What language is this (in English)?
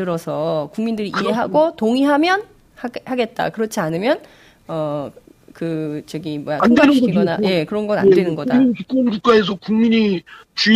Korean